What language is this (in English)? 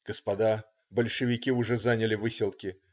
Russian